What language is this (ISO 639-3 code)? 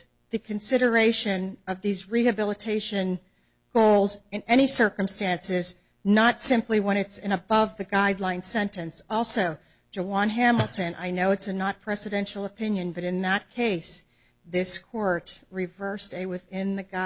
eng